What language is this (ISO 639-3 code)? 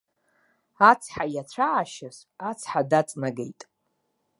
abk